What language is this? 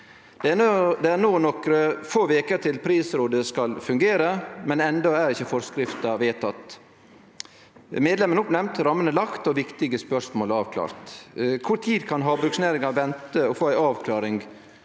Norwegian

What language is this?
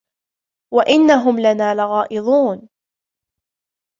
Arabic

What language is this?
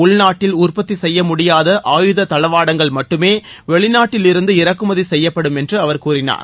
Tamil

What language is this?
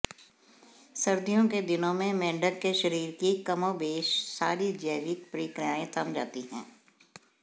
Hindi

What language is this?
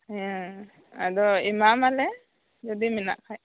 Santali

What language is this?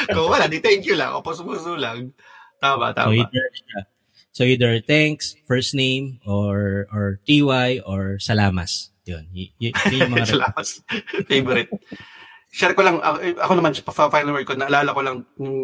Filipino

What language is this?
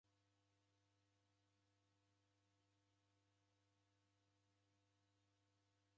Taita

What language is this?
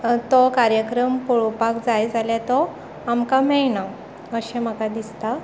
Konkani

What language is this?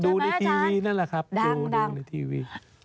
Thai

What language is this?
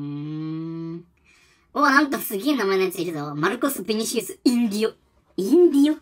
Japanese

